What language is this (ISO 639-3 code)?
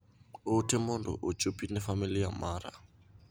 luo